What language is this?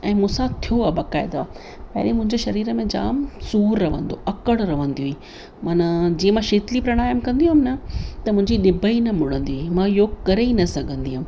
Sindhi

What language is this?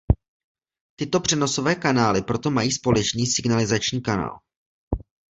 Czech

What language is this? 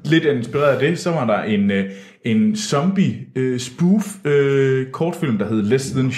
Danish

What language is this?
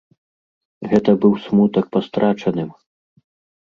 Belarusian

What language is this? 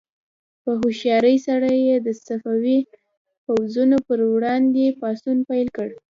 Pashto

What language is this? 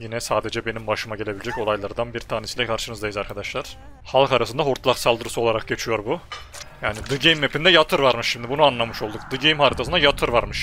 Turkish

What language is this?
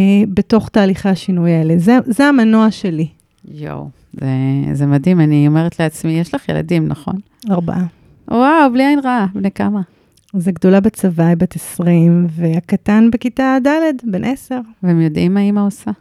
Hebrew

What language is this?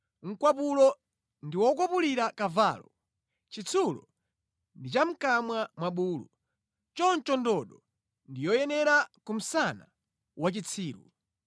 Nyanja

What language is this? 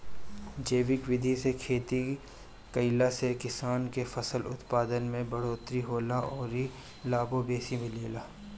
Bhojpuri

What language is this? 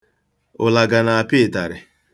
Igbo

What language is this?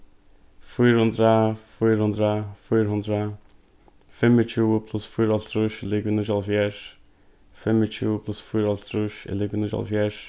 Faroese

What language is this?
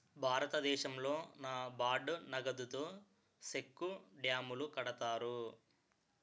Telugu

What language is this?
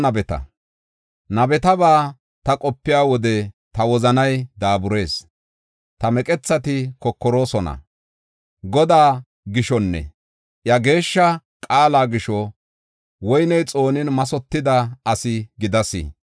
Gofa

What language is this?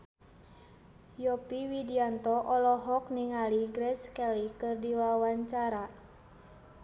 Sundanese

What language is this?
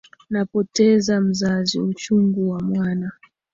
Swahili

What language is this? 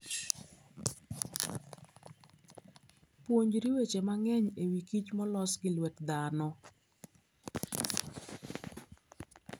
Luo (Kenya and Tanzania)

